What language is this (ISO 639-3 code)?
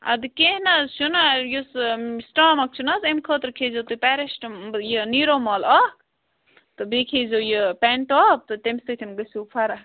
kas